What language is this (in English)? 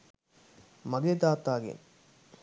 Sinhala